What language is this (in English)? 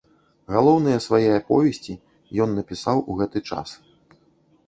Belarusian